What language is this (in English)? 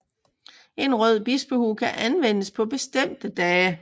Danish